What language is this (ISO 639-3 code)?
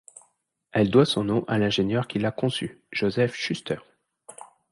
fra